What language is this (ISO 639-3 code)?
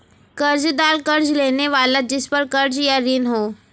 hin